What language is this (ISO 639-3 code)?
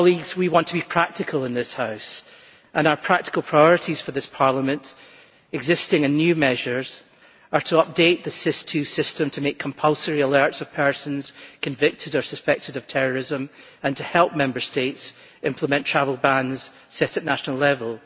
eng